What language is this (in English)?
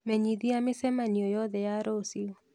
Kikuyu